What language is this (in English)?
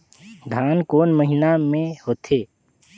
Chhattisgarhi